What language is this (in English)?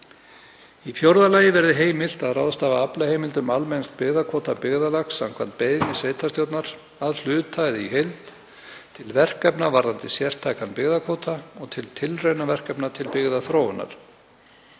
Icelandic